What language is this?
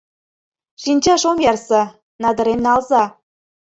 Mari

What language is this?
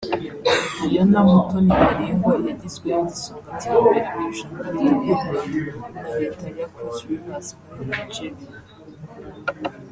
Kinyarwanda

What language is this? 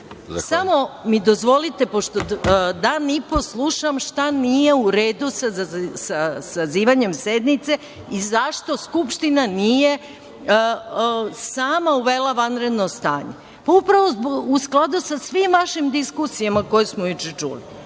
Serbian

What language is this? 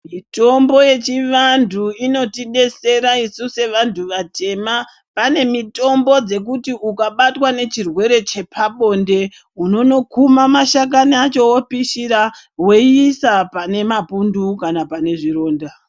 Ndau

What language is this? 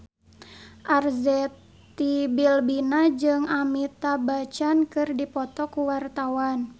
Sundanese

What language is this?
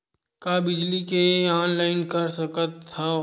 Chhattisgarhi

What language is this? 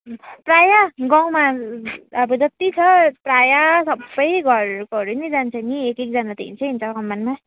Nepali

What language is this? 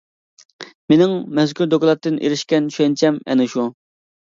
Uyghur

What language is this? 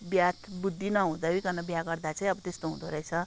Nepali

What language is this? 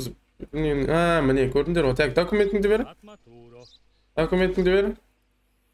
Turkish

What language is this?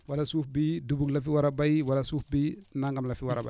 Wolof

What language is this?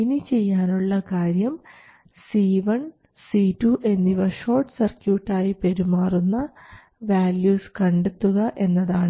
Malayalam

